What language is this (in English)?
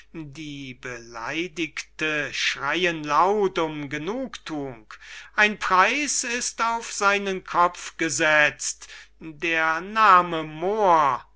German